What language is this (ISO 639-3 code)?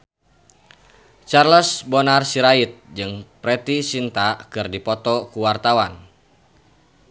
sun